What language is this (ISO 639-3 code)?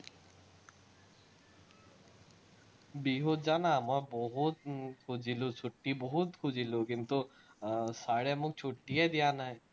asm